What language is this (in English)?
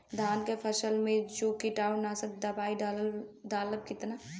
Bhojpuri